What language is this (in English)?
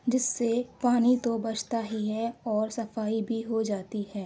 Urdu